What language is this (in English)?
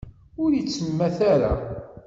Kabyle